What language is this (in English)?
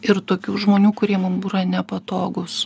Lithuanian